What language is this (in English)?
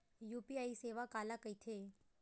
Chhattisgarhi